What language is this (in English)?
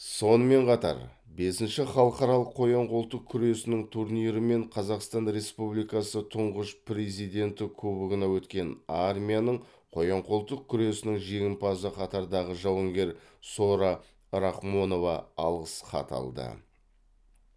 Kazakh